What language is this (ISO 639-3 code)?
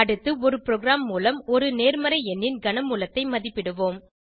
tam